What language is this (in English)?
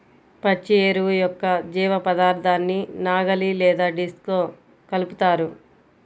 Telugu